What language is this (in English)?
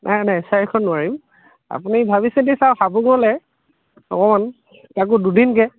Assamese